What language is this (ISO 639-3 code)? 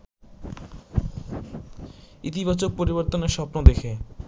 ben